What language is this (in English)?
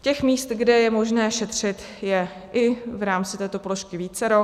Czech